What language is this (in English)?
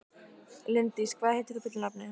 Icelandic